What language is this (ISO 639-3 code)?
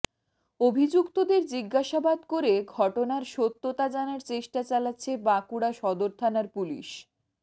ben